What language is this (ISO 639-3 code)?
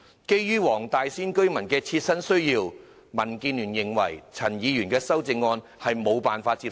yue